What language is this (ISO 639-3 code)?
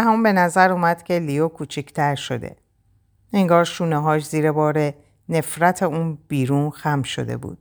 fas